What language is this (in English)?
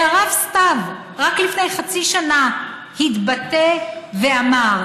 Hebrew